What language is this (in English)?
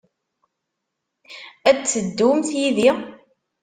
Kabyle